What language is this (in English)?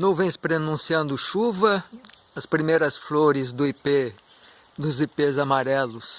Portuguese